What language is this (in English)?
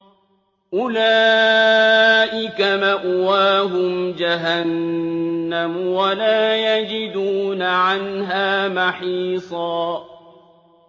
Arabic